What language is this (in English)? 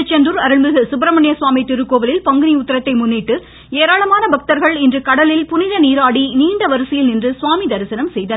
Tamil